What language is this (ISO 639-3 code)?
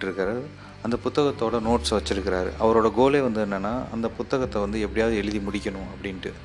tam